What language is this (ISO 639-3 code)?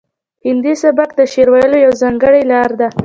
pus